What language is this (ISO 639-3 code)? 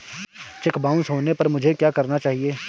hin